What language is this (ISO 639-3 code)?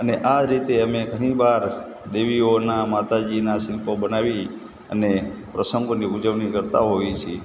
guj